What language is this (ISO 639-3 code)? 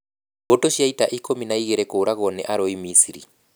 kik